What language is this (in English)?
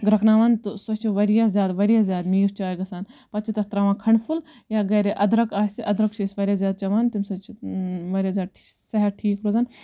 Kashmiri